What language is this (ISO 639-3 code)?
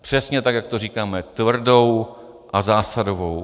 ces